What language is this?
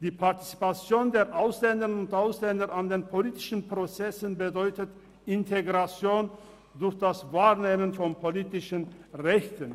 Swiss German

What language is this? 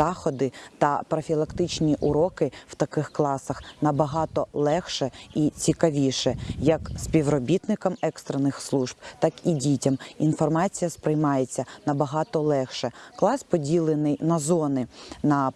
Ukrainian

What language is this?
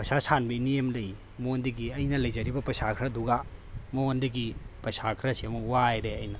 Manipuri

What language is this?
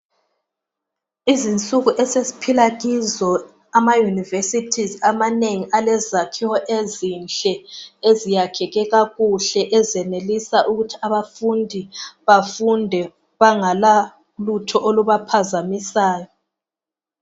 North Ndebele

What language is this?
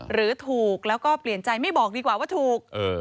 Thai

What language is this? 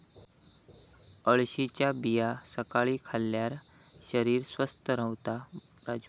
Marathi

